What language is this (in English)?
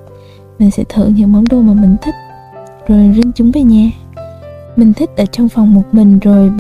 Vietnamese